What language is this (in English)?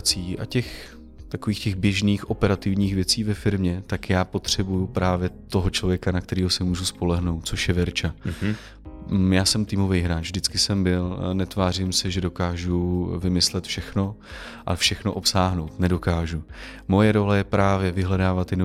Czech